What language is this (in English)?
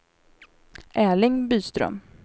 Swedish